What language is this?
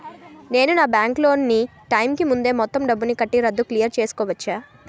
Telugu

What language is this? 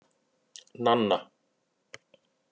Icelandic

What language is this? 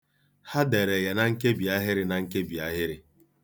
Igbo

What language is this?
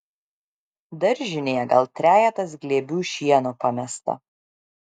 Lithuanian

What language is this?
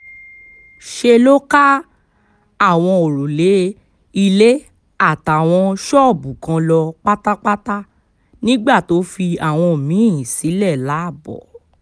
Yoruba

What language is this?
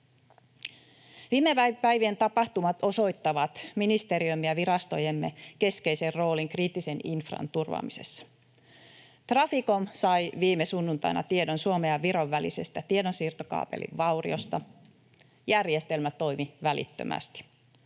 Finnish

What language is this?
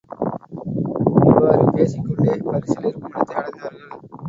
Tamil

